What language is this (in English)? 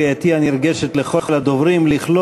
Hebrew